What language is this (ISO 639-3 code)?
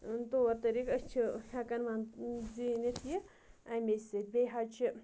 kas